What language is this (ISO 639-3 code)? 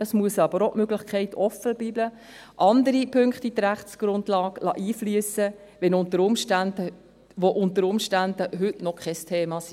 gsw